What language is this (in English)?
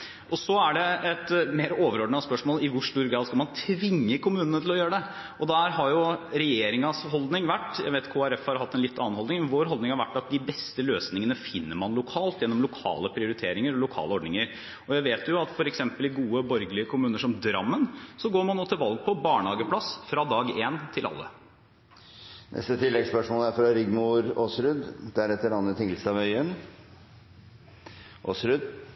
Norwegian